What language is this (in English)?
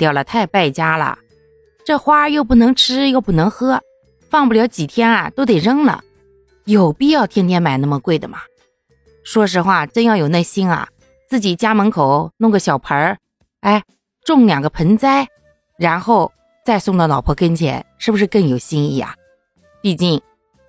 Chinese